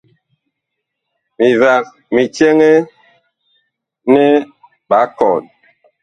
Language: Bakoko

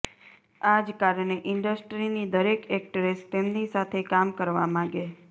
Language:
Gujarati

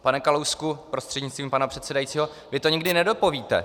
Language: Czech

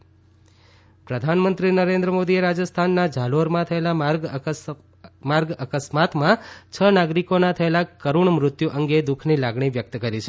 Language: Gujarati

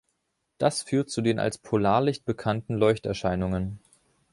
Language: German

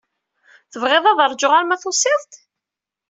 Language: Kabyle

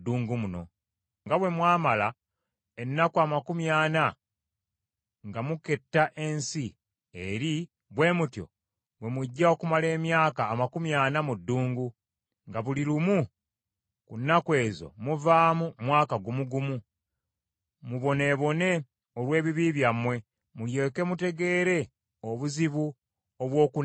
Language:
Ganda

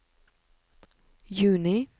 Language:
Norwegian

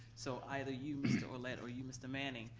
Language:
English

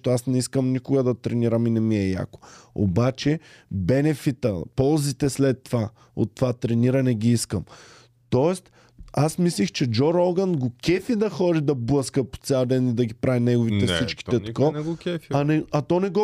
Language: Bulgarian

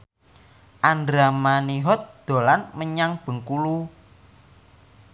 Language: Javanese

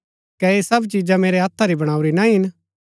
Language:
Gaddi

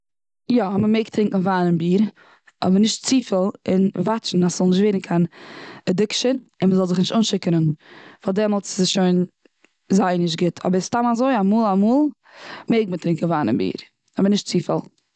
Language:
Yiddish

